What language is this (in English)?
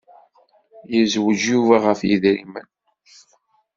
Kabyle